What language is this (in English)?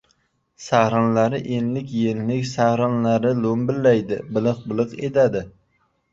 Uzbek